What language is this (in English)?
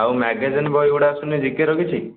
Odia